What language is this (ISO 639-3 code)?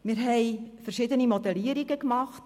gsw